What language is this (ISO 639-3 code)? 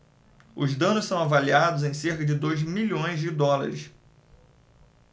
por